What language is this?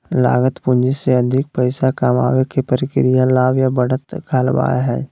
Magahi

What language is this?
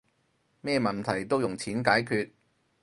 Cantonese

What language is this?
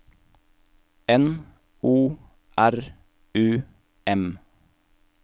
Norwegian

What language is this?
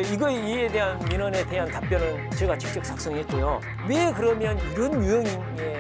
Korean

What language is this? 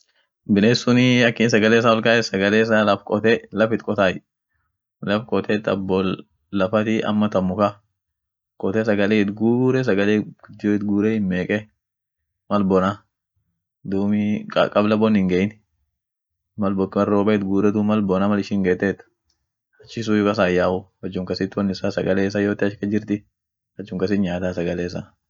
Orma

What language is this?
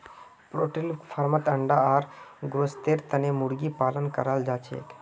Magahi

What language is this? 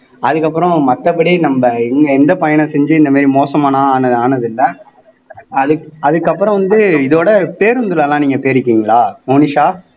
Tamil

